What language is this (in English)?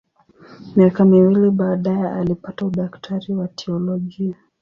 Swahili